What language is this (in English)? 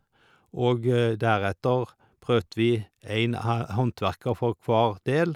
Norwegian